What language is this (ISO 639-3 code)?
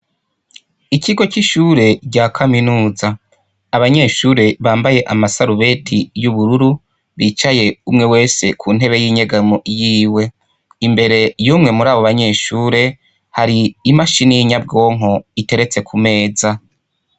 run